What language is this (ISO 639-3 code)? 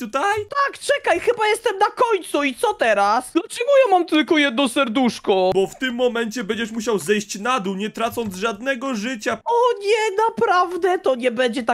pol